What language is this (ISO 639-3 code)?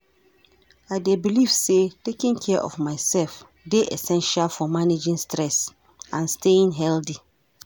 pcm